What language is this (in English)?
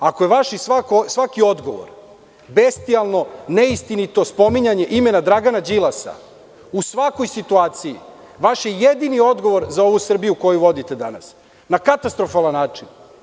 Serbian